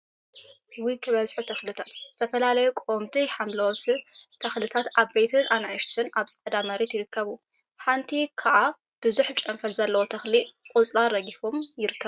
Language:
Tigrinya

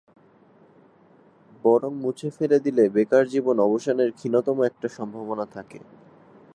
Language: Bangla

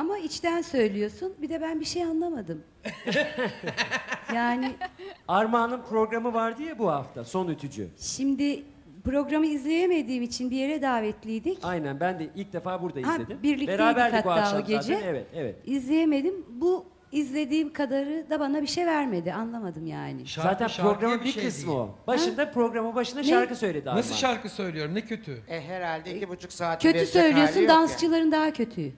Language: Turkish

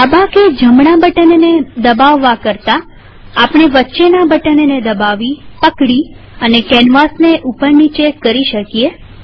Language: Gujarati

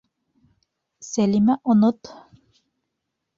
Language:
Bashkir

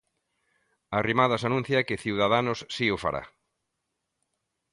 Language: Galician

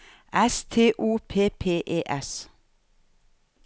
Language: Norwegian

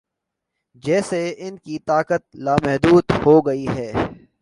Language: Urdu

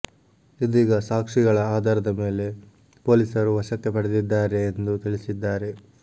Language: Kannada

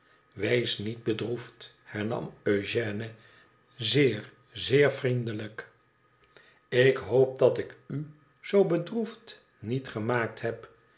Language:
Dutch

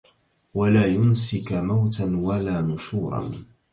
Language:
Arabic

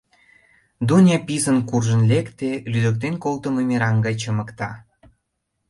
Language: Mari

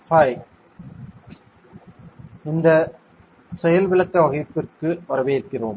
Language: Tamil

